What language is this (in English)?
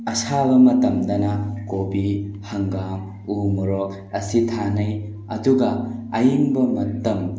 Manipuri